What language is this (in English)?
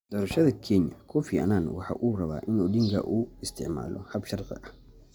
Somali